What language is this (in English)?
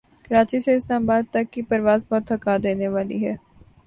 Urdu